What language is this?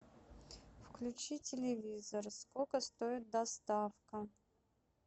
Russian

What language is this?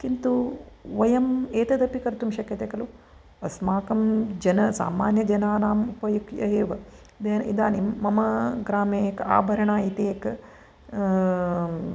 Sanskrit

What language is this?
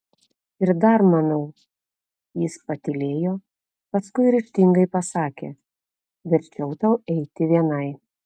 Lithuanian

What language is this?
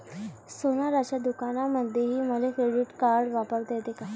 Marathi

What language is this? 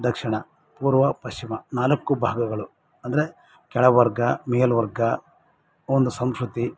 Kannada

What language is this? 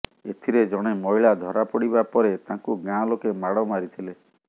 Odia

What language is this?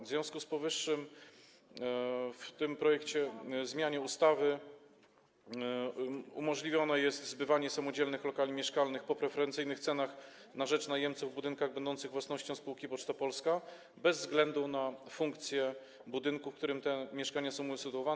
Polish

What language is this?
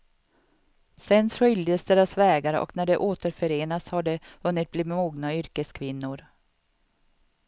Swedish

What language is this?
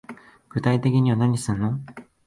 Japanese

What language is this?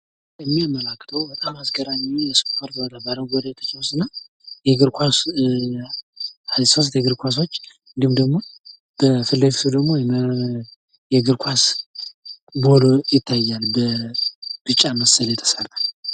Amharic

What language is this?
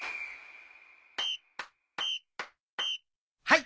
Japanese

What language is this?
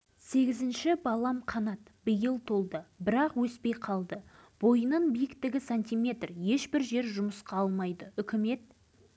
Kazakh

